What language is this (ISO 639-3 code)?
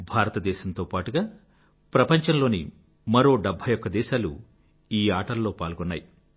tel